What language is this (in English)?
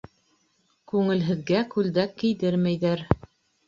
Bashkir